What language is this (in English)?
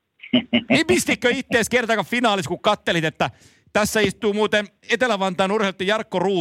Finnish